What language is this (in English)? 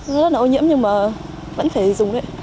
Vietnamese